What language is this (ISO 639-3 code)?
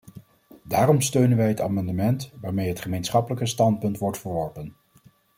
nld